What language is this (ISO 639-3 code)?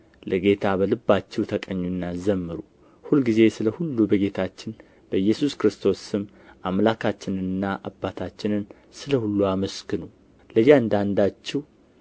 amh